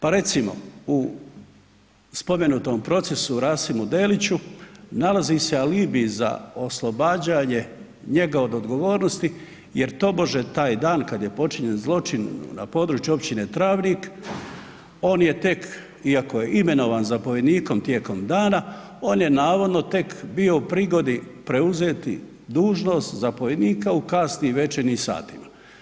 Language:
Croatian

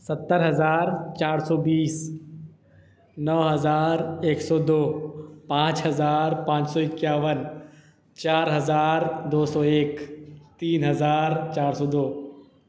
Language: Urdu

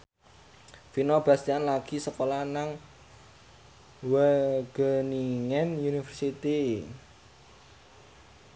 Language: Javanese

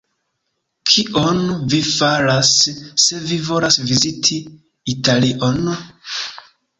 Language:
Esperanto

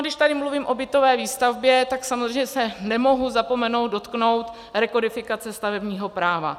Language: Czech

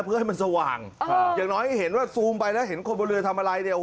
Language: Thai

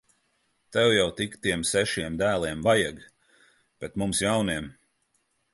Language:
Latvian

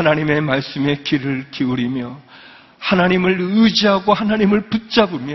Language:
Korean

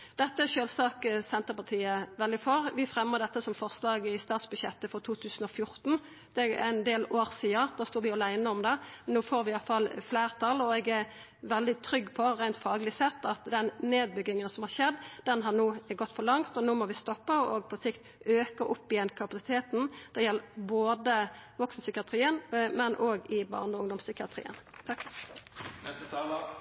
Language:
Norwegian Nynorsk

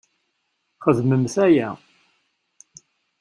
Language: Kabyle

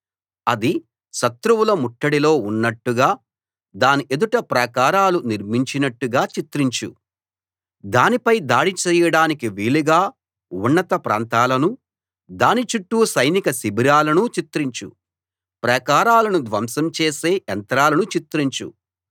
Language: Telugu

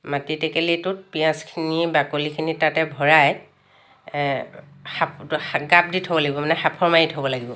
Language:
Assamese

